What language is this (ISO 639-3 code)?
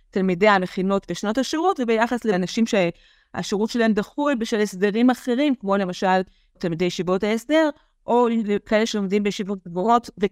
heb